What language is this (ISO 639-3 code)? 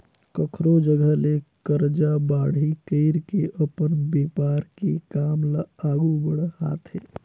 hne